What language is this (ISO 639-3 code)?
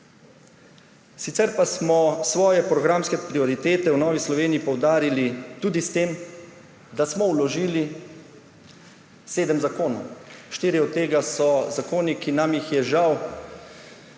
slv